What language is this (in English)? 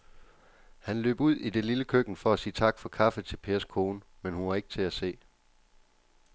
Danish